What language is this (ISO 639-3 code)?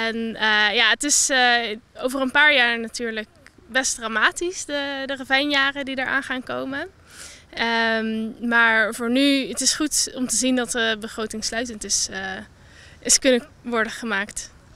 nld